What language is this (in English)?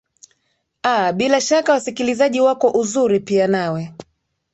Swahili